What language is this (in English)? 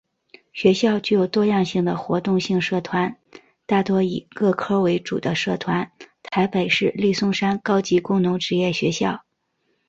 Chinese